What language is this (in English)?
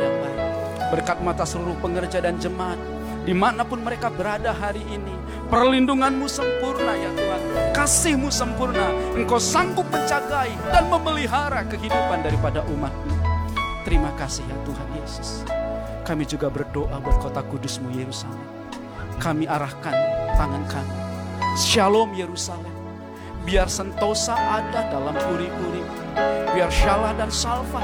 Indonesian